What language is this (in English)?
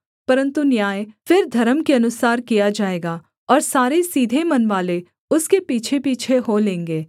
Hindi